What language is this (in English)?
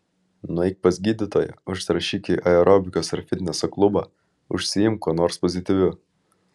Lithuanian